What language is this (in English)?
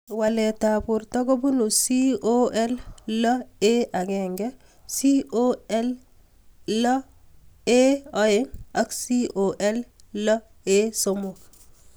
Kalenjin